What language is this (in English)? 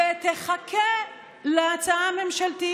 Hebrew